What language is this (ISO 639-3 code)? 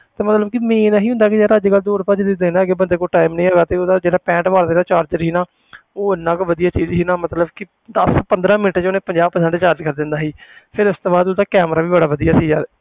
pan